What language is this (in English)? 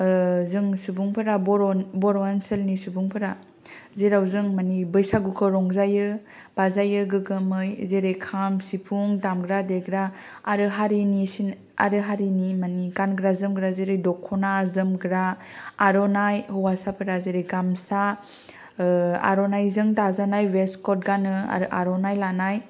Bodo